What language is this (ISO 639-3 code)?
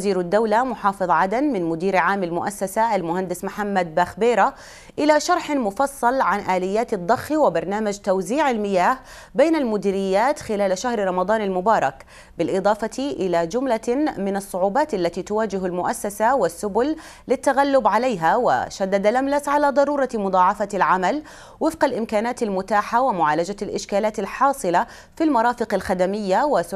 ara